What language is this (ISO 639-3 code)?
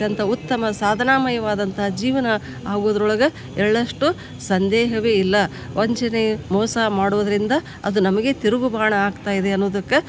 kan